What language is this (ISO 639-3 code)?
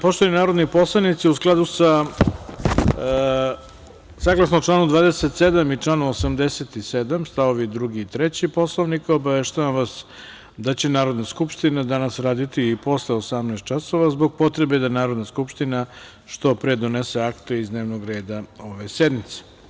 srp